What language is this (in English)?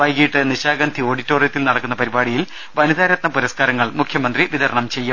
Malayalam